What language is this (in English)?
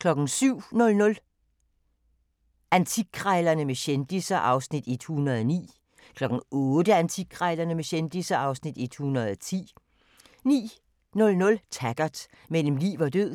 Danish